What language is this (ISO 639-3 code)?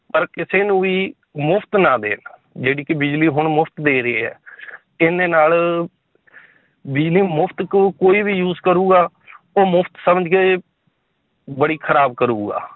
pan